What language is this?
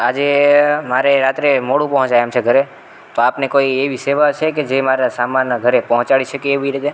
Gujarati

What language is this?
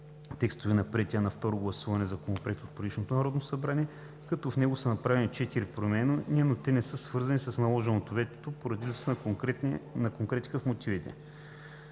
Bulgarian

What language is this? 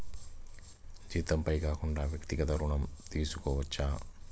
Telugu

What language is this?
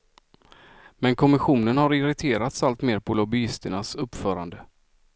Swedish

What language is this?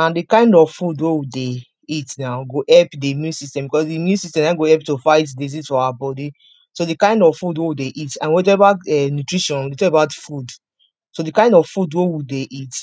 Nigerian Pidgin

